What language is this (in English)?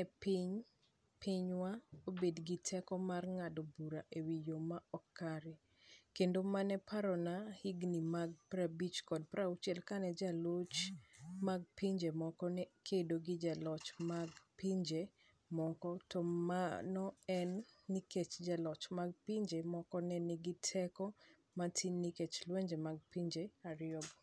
Luo (Kenya and Tanzania)